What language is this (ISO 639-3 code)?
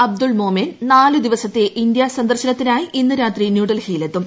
mal